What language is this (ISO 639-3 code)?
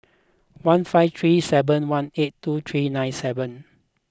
eng